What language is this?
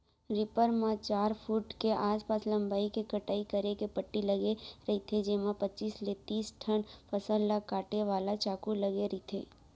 Chhattisgarhi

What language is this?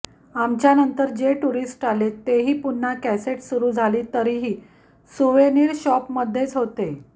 Marathi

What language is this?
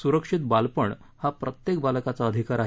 Marathi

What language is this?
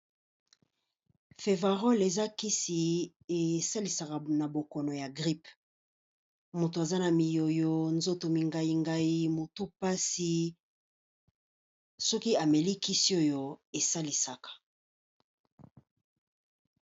Lingala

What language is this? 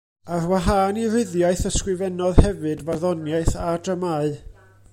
Welsh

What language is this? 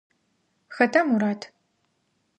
Adyghe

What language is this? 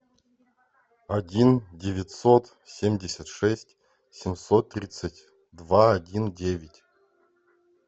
Russian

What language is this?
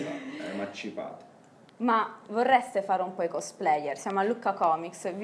Italian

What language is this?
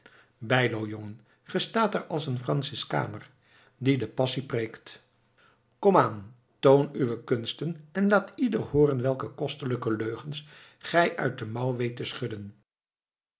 Dutch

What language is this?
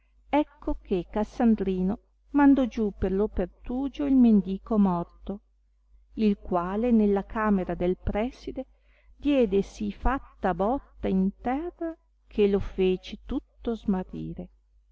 Italian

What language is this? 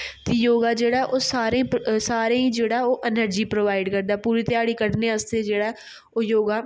Dogri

